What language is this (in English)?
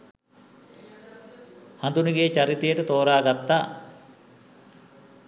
Sinhala